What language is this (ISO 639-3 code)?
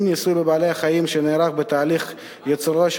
heb